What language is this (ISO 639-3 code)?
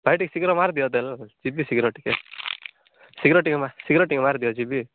ori